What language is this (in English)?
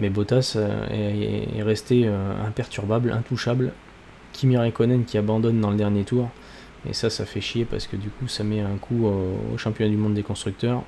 French